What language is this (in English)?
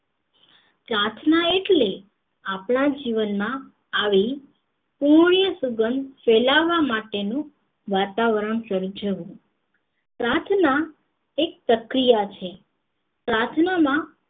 Gujarati